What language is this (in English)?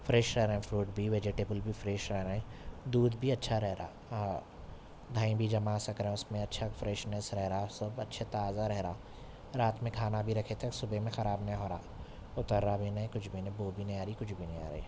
Urdu